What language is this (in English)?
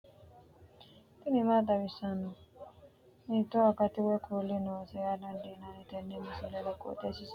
Sidamo